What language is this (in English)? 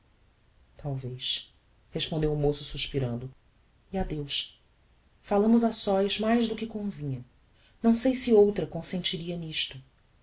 Portuguese